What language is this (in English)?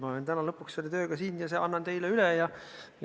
Estonian